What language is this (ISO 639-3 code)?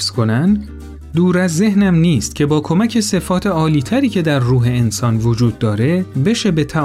fas